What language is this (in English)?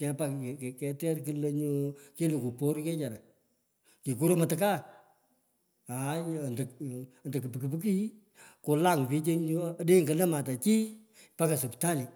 Pökoot